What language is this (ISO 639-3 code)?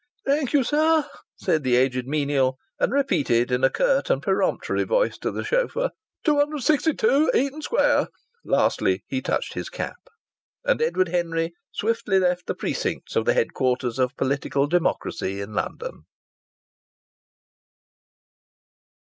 eng